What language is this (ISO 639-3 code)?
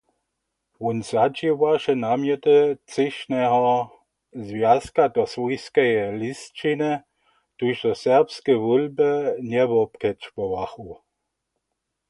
hsb